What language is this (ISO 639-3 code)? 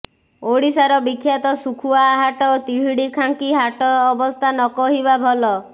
ori